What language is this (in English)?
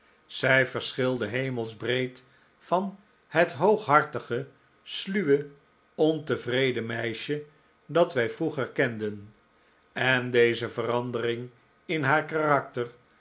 Dutch